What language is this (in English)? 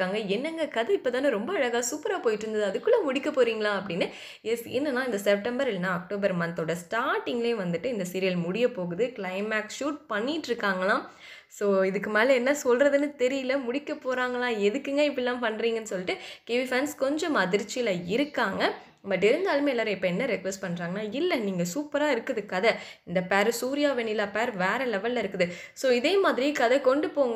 Romanian